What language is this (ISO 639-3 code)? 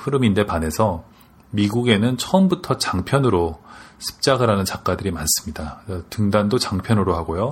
kor